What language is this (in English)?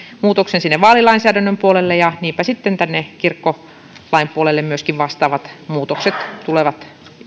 Finnish